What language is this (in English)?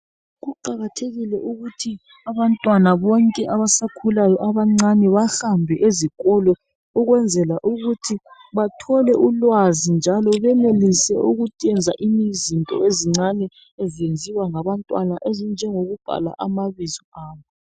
North Ndebele